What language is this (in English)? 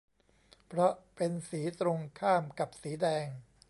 Thai